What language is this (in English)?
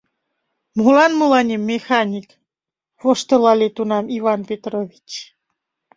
Mari